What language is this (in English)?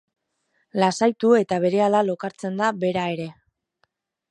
Basque